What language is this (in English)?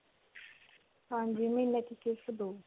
Punjabi